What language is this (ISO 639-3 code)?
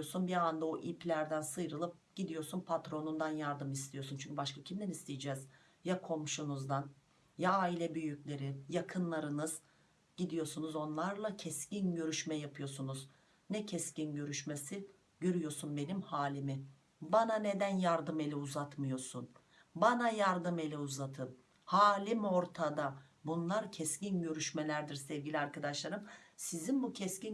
tur